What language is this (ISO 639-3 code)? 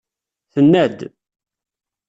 kab